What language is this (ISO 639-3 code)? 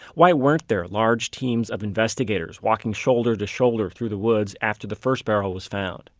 eng